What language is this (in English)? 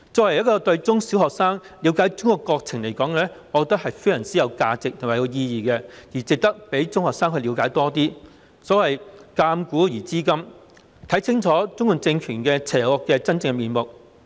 Cantonese